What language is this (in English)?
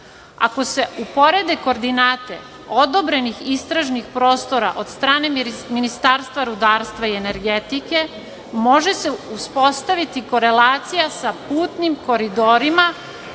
Serbian